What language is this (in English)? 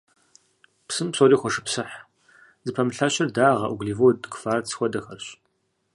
Kabardian